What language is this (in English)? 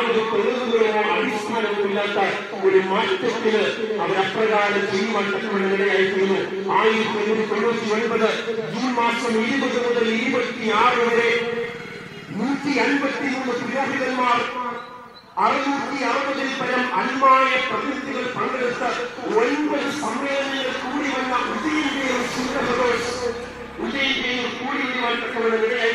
Arabic